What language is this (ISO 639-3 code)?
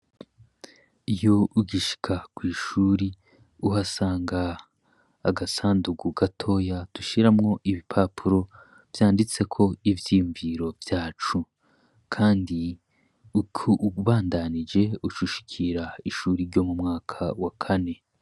run